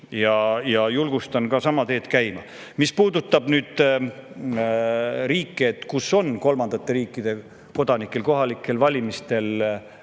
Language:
Estonian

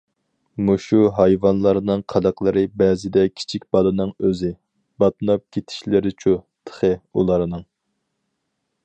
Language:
Uyghur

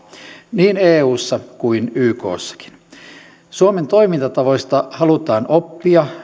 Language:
Finnish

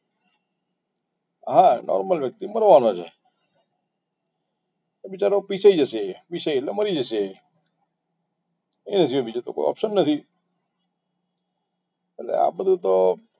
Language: Gujarati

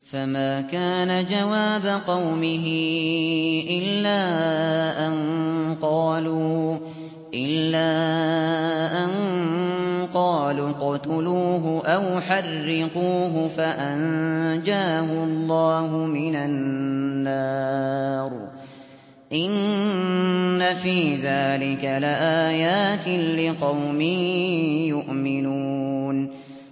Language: Arabic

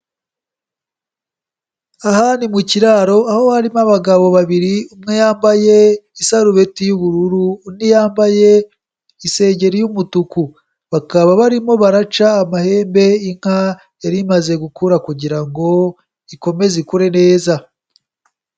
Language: Kinyarwanda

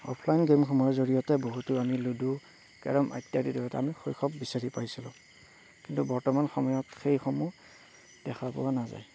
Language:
Assamese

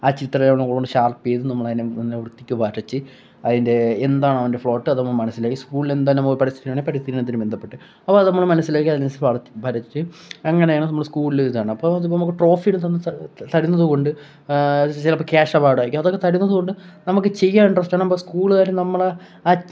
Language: Malayalam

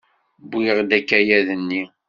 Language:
Kabyle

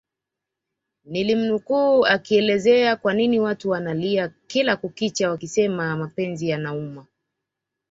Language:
Swahili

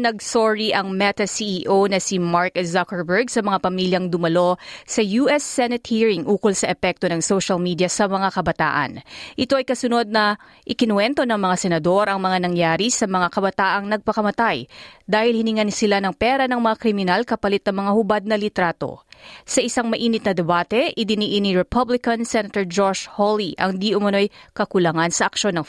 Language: Filipino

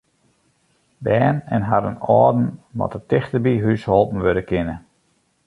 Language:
Western Frisian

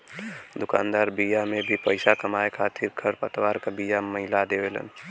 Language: Bhojpuri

